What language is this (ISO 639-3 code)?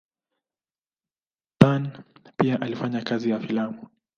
swa